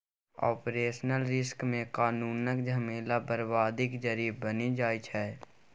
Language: Maithili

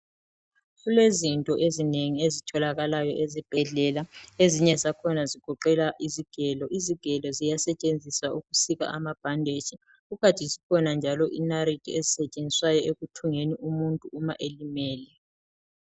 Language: North Ndebele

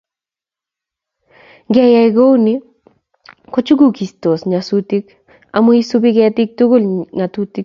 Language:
Kalenjin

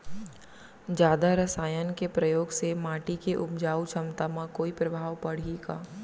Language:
Chhattisgarhi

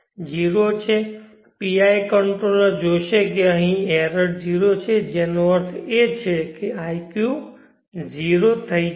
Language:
Gujarati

